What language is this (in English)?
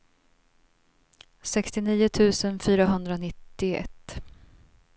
Swedish